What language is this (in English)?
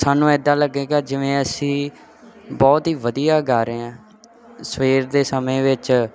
Punjabi